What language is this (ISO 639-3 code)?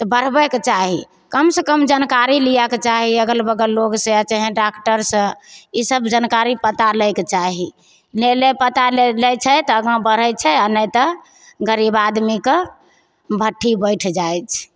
mai